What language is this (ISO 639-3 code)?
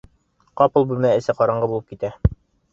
bak